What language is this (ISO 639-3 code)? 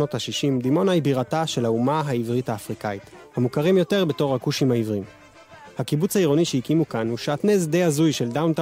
heb